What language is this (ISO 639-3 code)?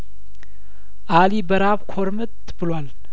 amh